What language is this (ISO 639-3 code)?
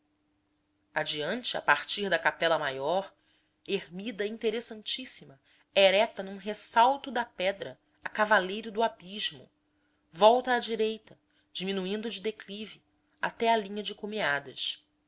por